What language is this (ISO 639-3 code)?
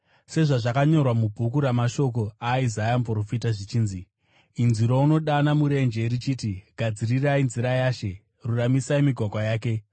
sna